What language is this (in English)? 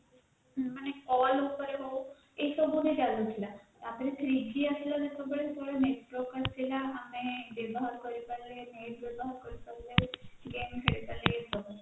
Odia